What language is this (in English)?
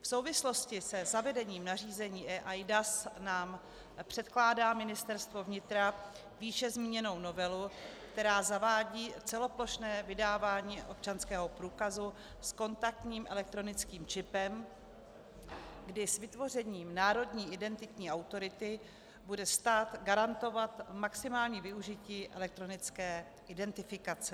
Czech